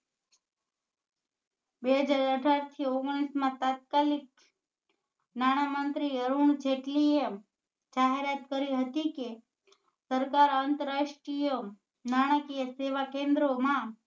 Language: Gujarati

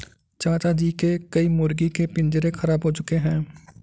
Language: Hindi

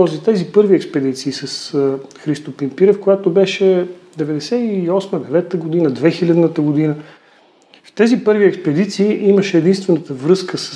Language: Bulgarian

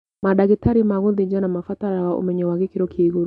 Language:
Kikuyu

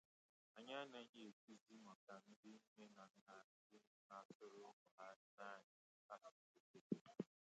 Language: Igbo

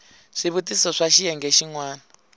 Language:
Tsonga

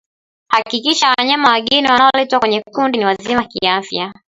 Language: Swahili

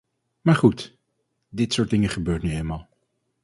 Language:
Dutch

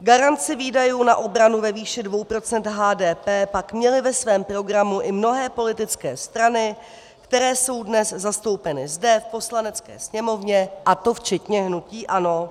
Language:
Czech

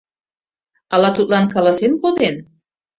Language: Mari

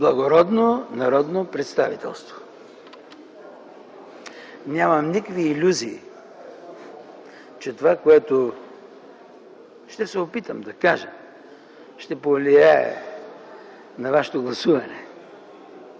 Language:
Bulgarian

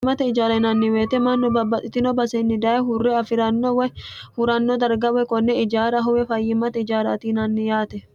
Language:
Sidamo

